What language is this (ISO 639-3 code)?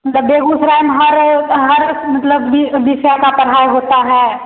hin